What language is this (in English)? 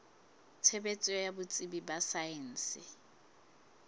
Southern Sotho